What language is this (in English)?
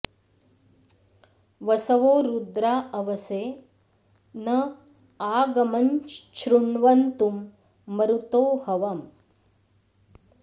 Sanskrit